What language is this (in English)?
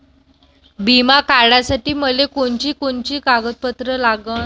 Marathi